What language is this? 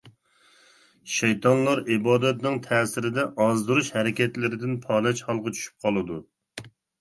Uyghur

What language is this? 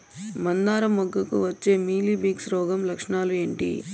Telugu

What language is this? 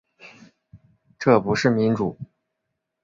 Chinese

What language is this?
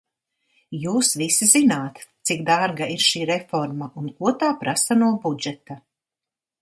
Latvian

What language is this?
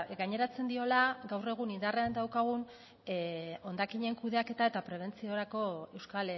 Basque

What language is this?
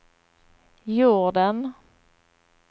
Swedish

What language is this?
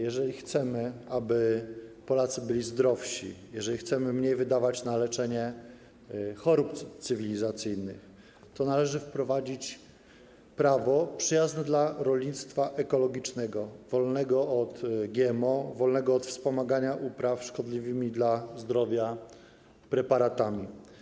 Polish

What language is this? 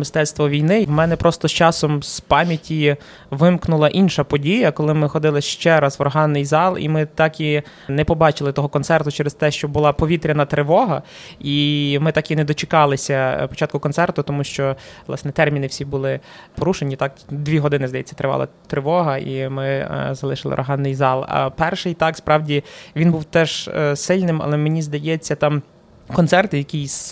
Ukrainian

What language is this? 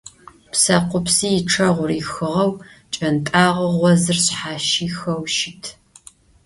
Adyghe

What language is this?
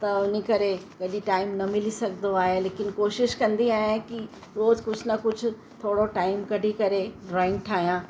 Sindhi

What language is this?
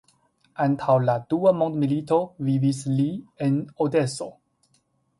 Esperanto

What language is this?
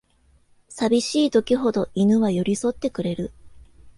Japanese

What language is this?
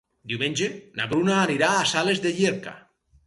Catalan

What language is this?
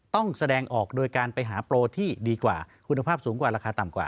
Thai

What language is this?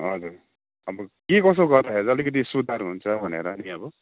Nepali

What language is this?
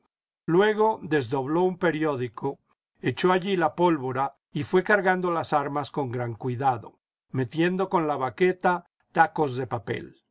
Spanish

